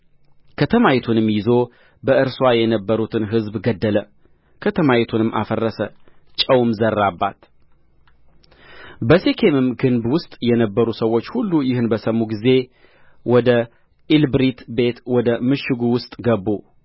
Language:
Amharic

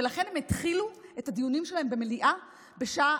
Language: Hebrew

